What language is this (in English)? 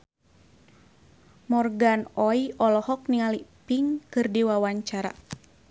Sundanese